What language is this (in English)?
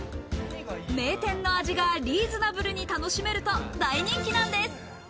Japanese